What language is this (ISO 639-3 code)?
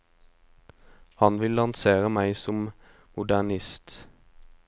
nor